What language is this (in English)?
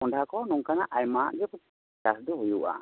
Santali